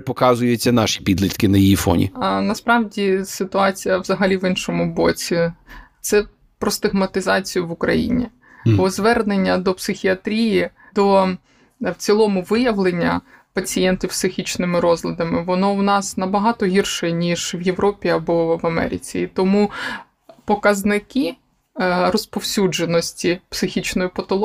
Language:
Ukrainian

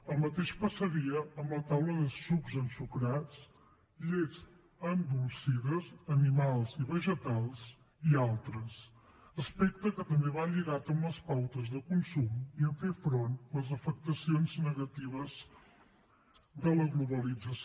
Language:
Catalan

